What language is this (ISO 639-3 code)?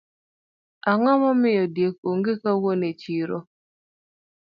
luo